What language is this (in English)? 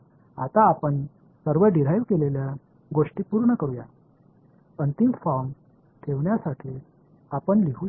Marathi